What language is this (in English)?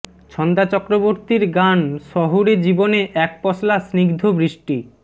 Bangla